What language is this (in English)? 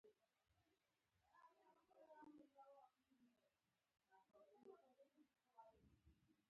Pashto